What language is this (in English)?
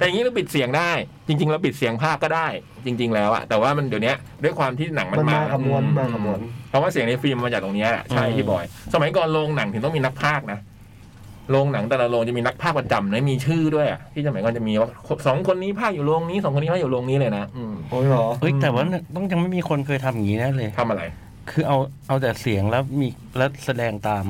Thai